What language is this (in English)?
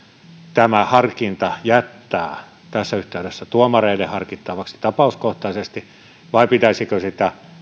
Finnish